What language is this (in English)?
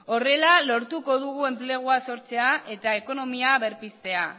Basque